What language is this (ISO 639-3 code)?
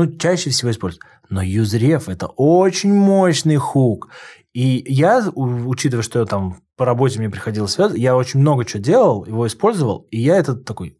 rus